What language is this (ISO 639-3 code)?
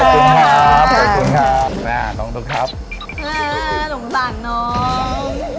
tha